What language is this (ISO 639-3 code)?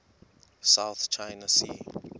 xho